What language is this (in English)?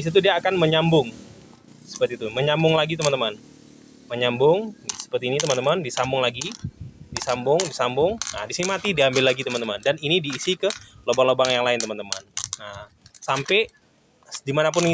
Indonesian